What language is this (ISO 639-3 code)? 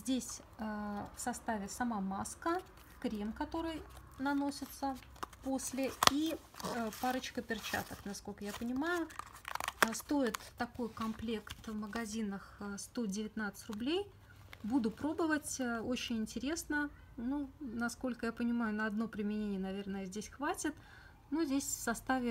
rus